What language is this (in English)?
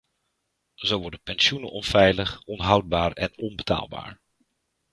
Dutch